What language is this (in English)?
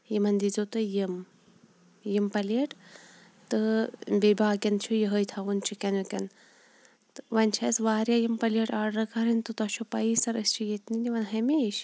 Kashmiri